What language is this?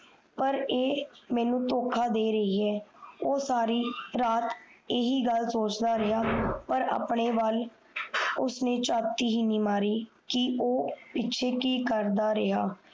Punjabi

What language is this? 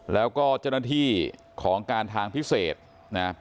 Thai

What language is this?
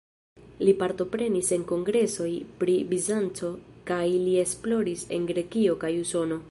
Esperanto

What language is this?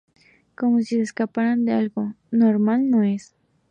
Spanish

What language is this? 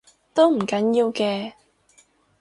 Cantonese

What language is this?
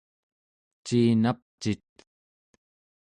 Central Yupik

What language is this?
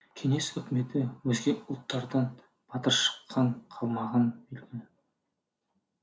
Kazakh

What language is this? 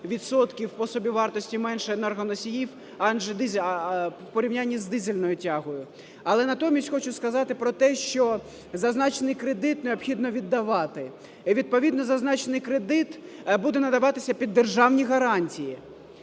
Ukrainian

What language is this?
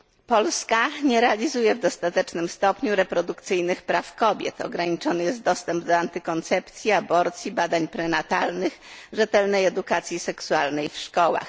Polish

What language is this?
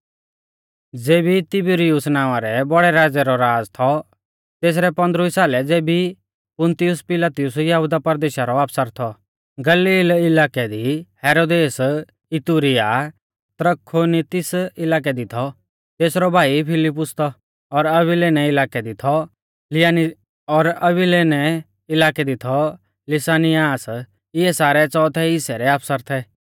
Mahasu Pahari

